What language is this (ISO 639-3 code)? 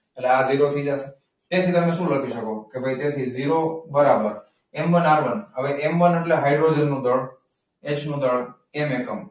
guj